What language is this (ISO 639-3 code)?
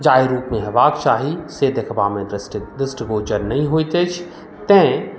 mai